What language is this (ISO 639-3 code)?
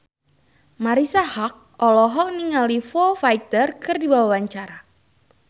sun